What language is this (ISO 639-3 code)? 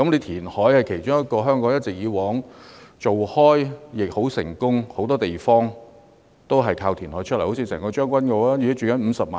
yue